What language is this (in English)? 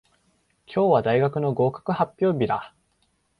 Japanese